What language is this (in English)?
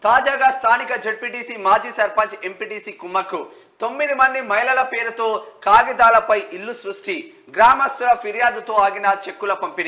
Telugu